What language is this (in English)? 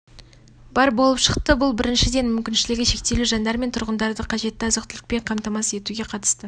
Kazakh